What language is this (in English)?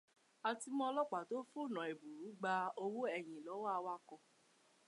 Yoruba